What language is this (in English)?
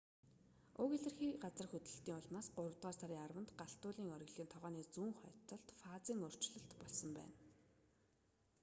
Mongolian